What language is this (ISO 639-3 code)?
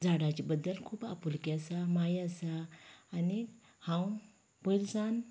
kok